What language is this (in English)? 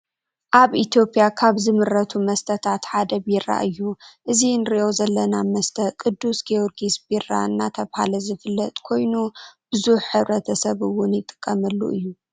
Tigrinya